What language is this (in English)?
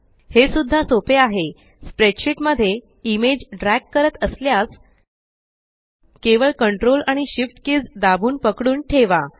Marathi